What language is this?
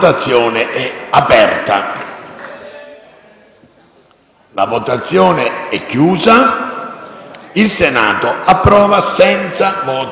Italian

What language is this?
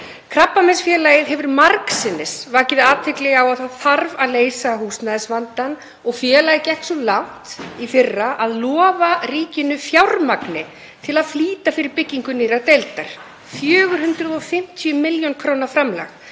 Icelandic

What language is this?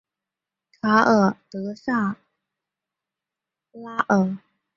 Chinese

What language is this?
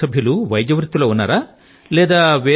Telugu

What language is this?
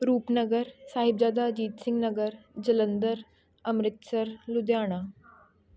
Punjabi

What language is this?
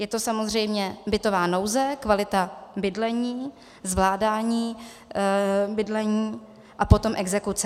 Czech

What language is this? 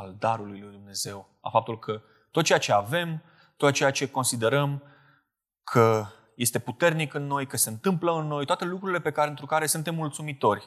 Romanian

